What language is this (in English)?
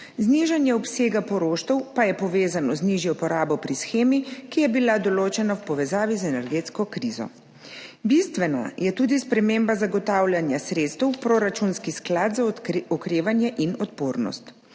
Slovenian